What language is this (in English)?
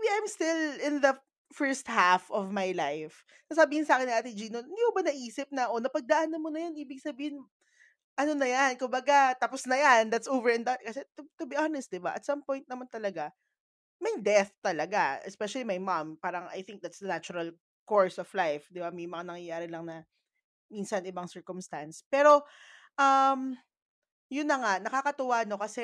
Filipino